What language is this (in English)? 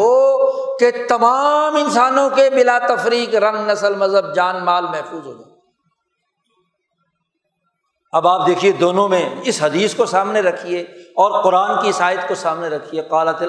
Urdu